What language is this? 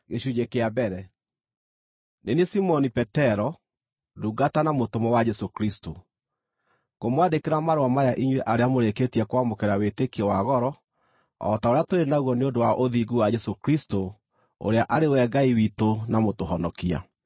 Kikuyu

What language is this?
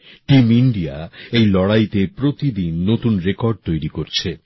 Bangla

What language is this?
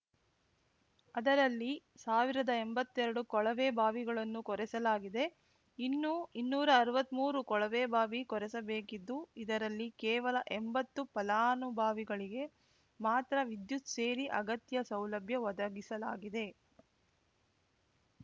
Kannada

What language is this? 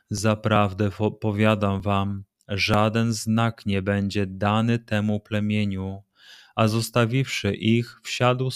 Polish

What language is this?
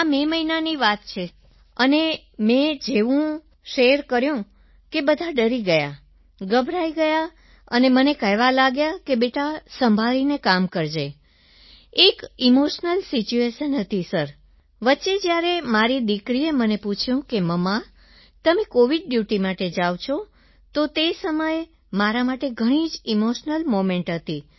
Gujarati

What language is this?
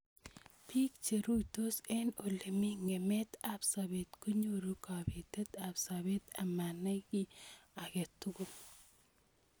Kalenjin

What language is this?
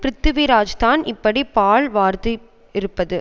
Tamil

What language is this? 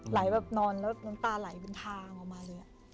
Thai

